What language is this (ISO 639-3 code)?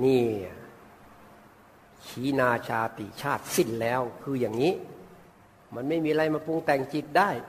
tha